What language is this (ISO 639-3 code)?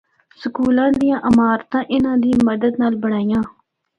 hno